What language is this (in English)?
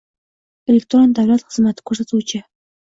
Uzbek